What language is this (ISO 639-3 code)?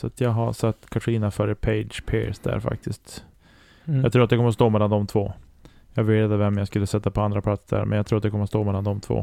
swe